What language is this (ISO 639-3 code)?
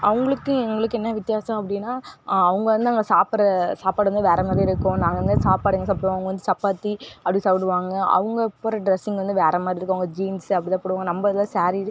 tam